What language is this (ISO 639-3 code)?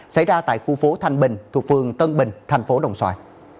vie